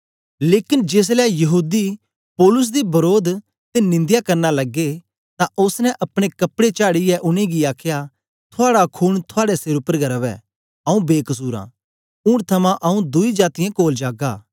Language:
Dogri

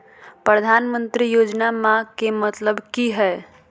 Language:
Magahi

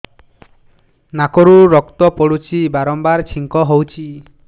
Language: Odia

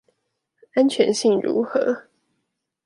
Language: Chinese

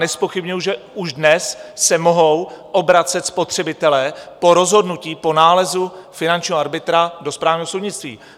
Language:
Czech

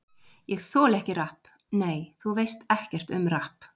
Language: Icelandic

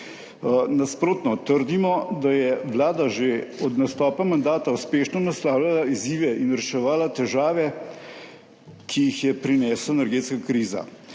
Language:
Slovenian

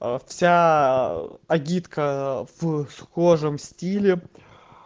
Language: Russian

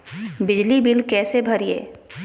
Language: Magahi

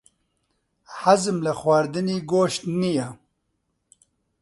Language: Central Kurdish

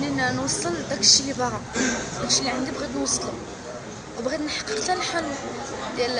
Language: Arabic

